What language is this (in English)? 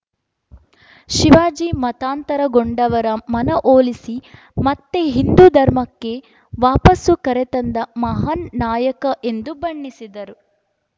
Kannada